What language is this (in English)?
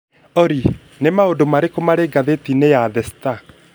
Kikuyu